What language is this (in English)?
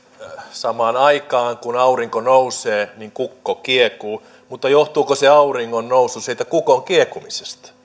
Finnish